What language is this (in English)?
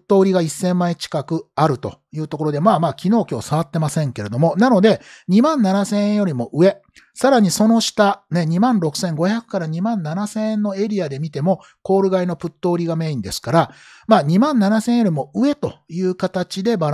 Japanese